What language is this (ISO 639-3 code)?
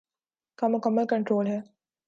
urd